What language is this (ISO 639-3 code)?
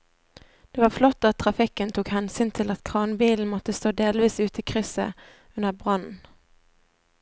nor